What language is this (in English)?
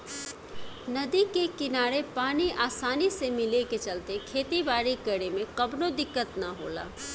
Bhojpuri